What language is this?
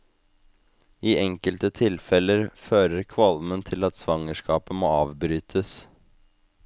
Norwegian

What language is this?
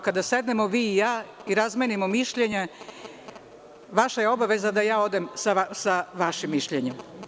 Serbian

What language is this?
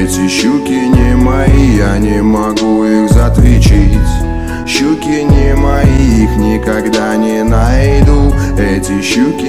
Russian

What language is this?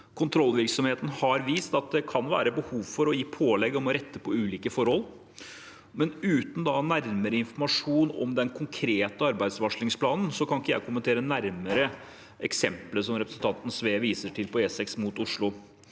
Norwegian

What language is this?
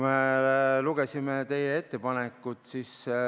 Estonian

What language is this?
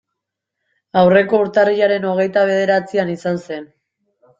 Basque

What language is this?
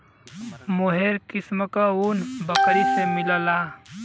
Bhojpuri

